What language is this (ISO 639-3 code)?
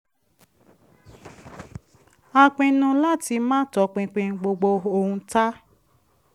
yor